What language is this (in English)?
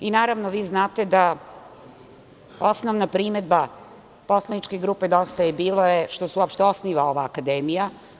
Serbian